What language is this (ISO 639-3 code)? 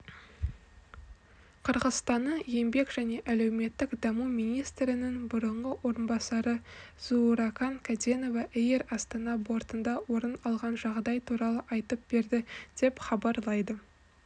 kaz